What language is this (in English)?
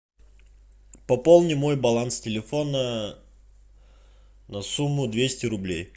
Russian